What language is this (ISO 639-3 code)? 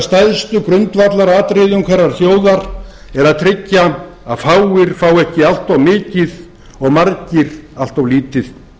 isl